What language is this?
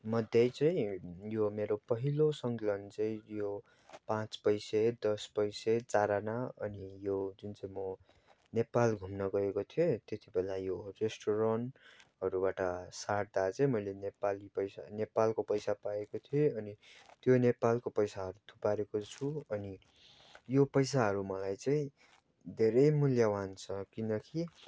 Nepali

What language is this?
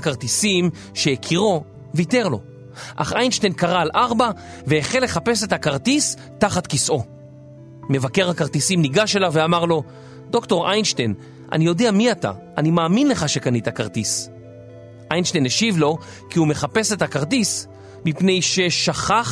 Hebrew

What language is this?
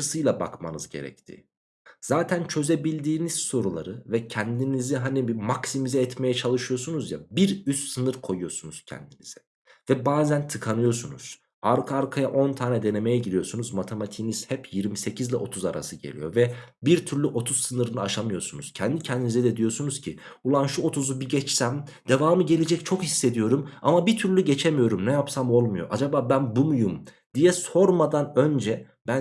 Turkish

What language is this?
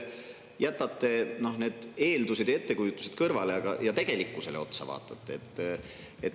Estonian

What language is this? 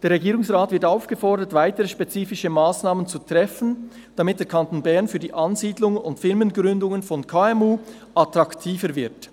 Swiss German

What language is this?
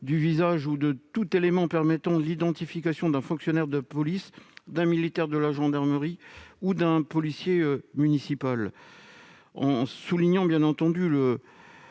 French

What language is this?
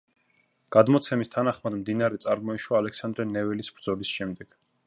Georgian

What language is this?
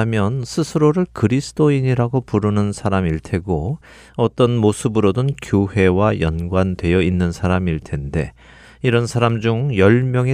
Korean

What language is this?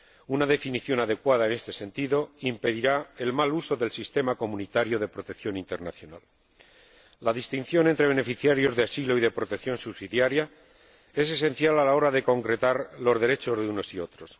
Spanish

